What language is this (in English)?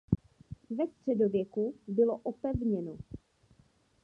Czech